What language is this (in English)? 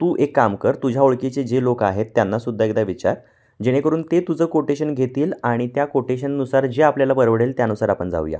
Marathi